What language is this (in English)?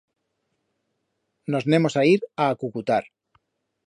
Aragonese